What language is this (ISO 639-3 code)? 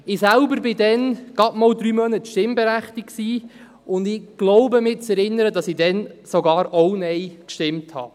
gsw